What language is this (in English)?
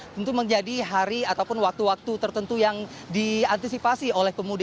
Indonesian